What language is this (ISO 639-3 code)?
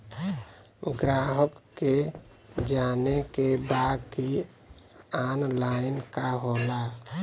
bho